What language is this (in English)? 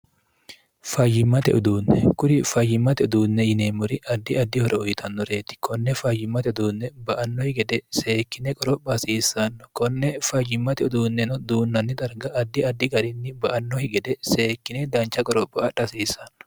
Sidamo